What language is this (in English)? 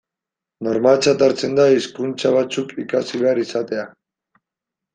Basque